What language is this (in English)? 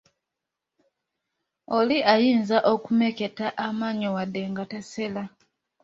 Ganda